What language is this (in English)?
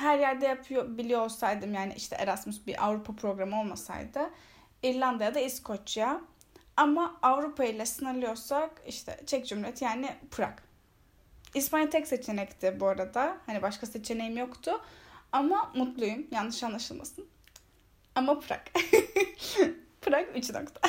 Turkish